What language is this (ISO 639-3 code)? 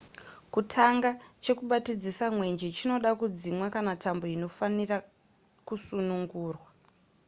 sna